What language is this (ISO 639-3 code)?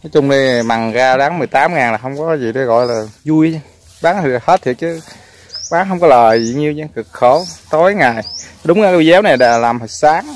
vie